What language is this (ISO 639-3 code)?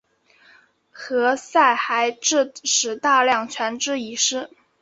zho